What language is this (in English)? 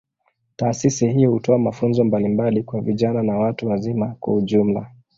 Swahili